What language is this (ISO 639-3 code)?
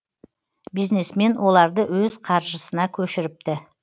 kaz